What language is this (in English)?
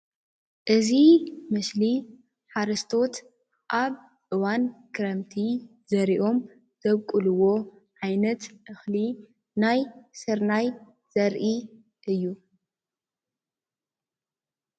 Tigrinya